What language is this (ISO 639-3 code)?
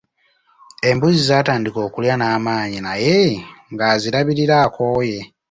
lug